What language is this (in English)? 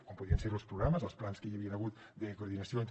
Catalan